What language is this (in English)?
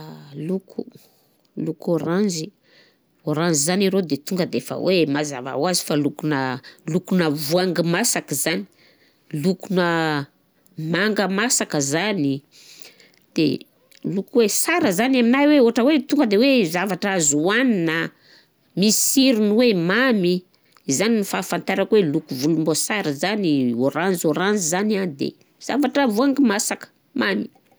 Southern Betsimisaraka Malagasy